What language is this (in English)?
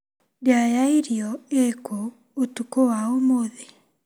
Kikuyu